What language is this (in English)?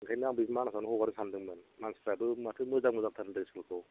Bodo